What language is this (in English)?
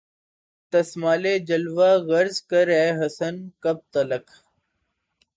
Urdu